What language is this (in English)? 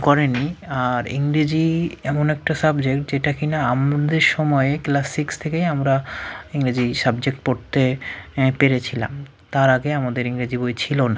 Bangla